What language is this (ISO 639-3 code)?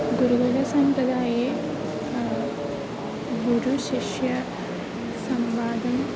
san